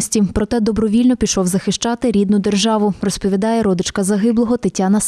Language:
Ukrainian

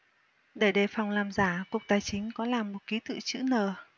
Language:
Vietnamese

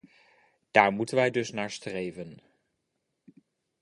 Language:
Dutch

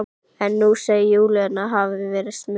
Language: Icelandic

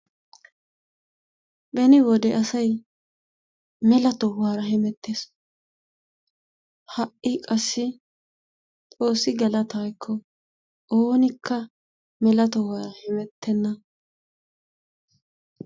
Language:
Wolaytta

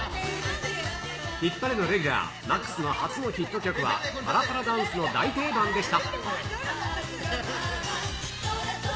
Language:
Japanese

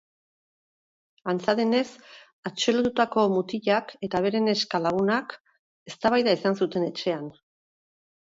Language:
Basque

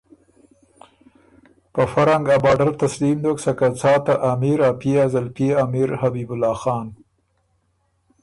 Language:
Ormuri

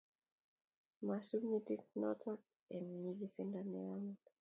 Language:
Kalenjin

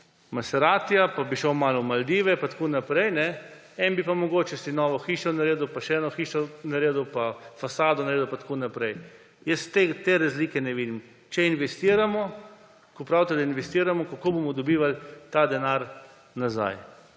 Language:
Slovenian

